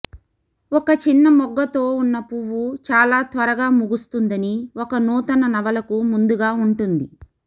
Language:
Telugu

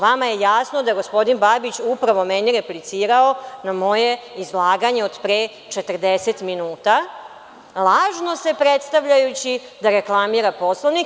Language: Serbian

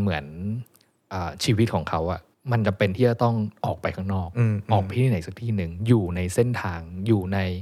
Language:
Thai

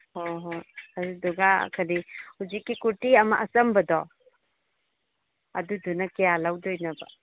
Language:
Manipuri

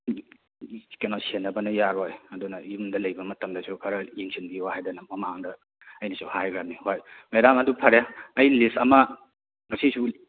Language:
Manipuri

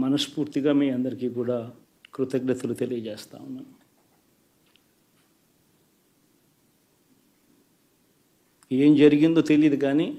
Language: Telugu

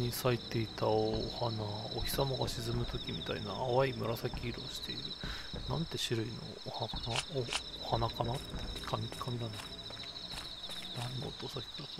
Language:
Japanese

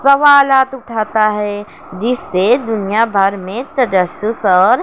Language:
Urdu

